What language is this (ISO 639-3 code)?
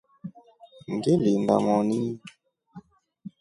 rof